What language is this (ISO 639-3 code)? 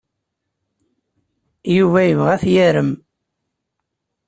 kab